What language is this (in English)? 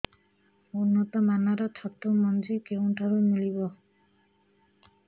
Odia